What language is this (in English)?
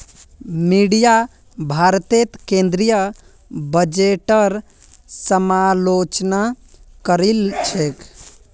Magahi